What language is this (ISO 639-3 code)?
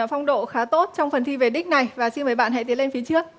vie